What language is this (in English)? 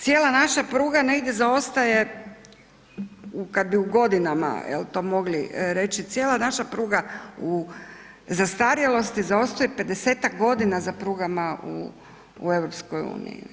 Croatian